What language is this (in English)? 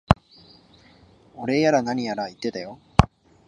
Japanese